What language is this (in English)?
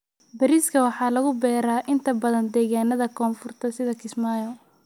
Somali